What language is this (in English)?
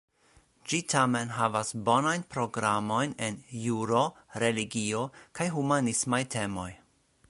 Esperanto